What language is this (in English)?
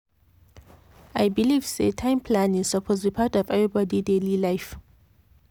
Nigerian Pidgin